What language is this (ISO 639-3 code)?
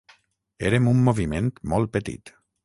cat